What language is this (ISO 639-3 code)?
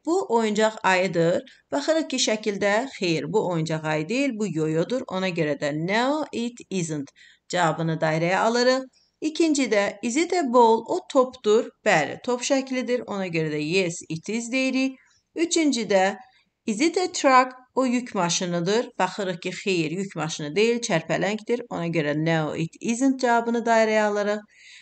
tur